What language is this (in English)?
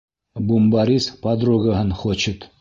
Bashkir